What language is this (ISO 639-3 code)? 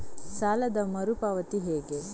kan